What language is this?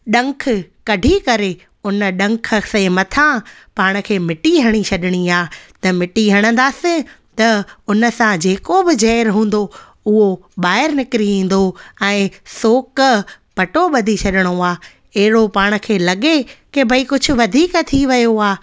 Sindhi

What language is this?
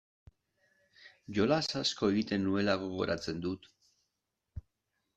Basque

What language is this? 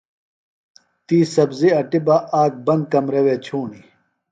Phalura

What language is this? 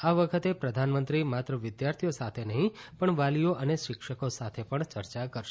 Gujarati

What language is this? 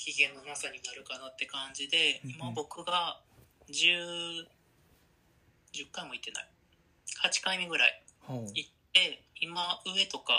Japanese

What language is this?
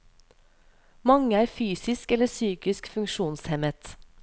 Norwegian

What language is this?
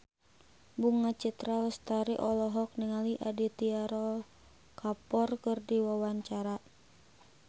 Sundanese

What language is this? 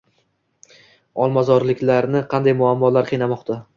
Uzbek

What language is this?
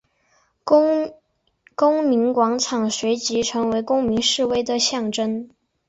Chinese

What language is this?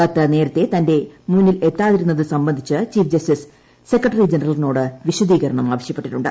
Malayalam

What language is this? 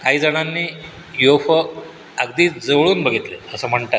Marathi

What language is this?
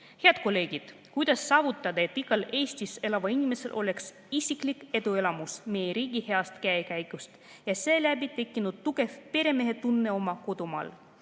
Estonian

